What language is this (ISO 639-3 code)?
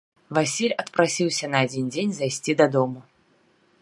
bel